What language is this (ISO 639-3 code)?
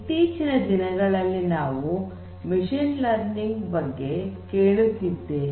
kan